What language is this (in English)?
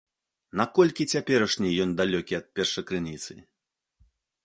Belarusian